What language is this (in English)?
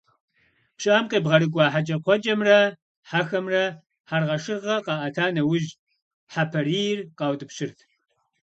Kabardian